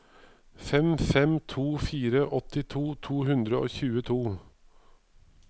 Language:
Norwegian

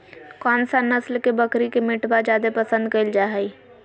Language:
Magahi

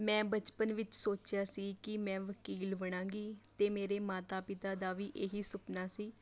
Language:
Punjabi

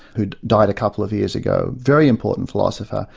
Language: English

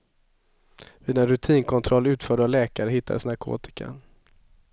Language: Swedish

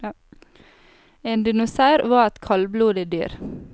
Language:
Norwegian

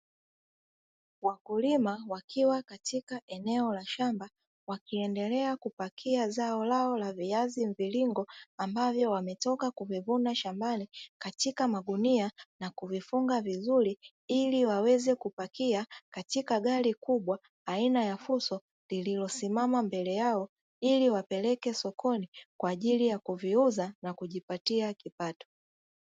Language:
Swahili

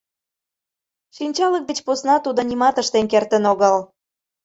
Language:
Mari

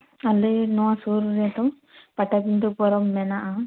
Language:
Santali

